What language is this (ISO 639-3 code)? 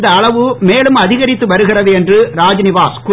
tam